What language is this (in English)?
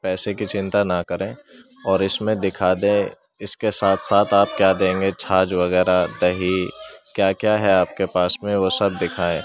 Urdu